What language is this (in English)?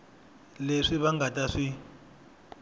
Tsonga